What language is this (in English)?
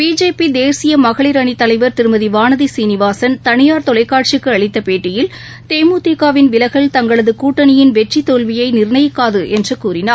Tamil